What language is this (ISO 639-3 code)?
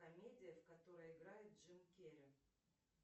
rus